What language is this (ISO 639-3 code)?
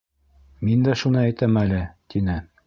bak